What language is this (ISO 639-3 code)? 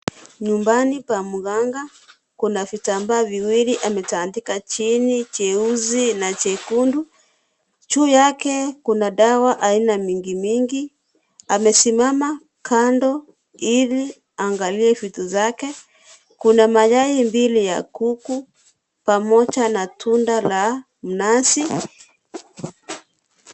swa